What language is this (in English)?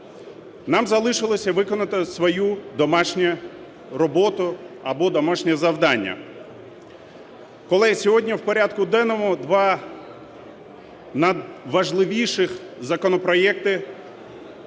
Ukrainian